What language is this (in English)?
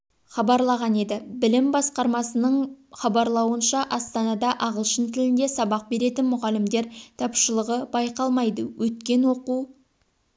Kazakh